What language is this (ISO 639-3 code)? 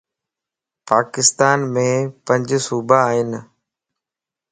lss